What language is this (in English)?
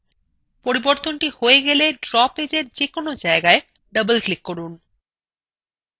Bangla